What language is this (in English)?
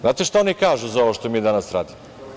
Serbian